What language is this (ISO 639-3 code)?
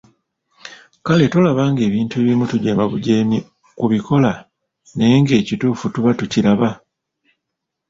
lug